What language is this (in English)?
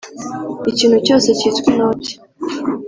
Kinyarwanda